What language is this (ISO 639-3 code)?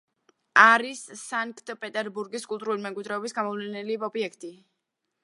kat